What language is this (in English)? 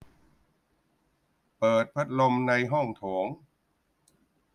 Thai